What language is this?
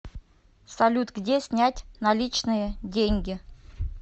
Russian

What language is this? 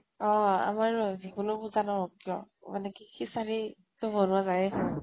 Assamese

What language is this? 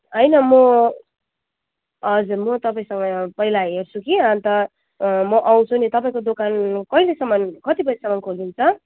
Nepali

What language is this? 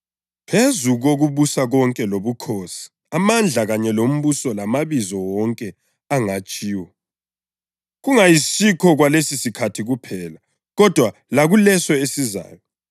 North Ndebele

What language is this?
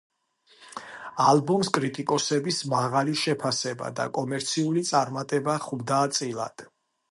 Georgian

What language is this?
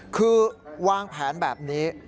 Thai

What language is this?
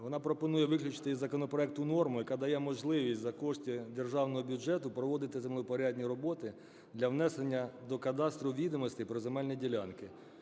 Ukrainian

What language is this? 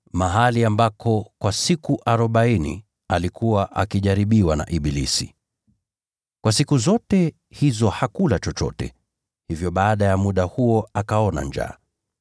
Swahili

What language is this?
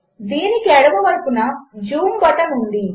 Telugu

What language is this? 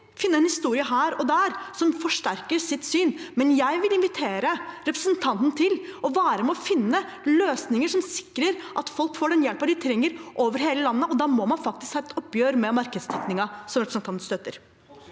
Norwegian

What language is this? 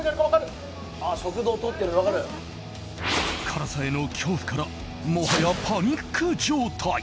Japanese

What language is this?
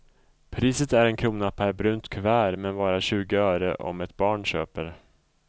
Swedish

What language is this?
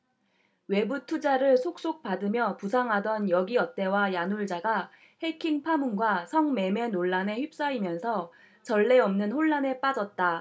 Korean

